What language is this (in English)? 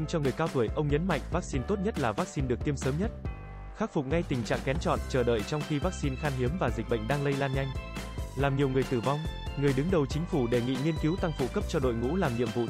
Vietnamese